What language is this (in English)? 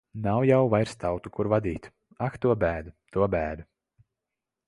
Latvian